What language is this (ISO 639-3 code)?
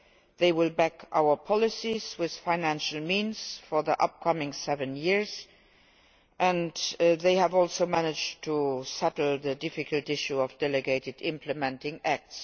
eng